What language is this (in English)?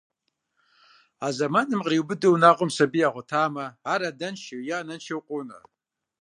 Kabardian